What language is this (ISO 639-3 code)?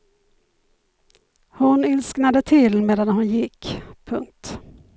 swe